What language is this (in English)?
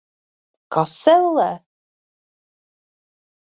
Latvian